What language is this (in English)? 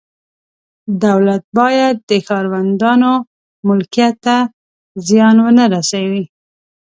Pashto